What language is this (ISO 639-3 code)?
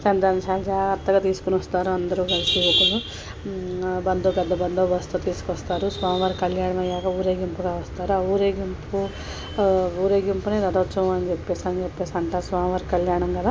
tel